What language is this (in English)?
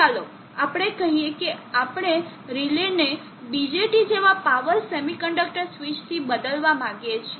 Gujarati